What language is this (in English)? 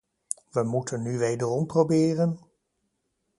Dutch